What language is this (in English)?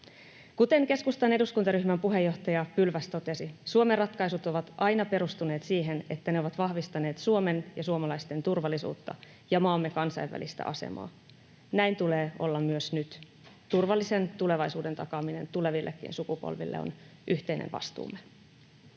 Finnish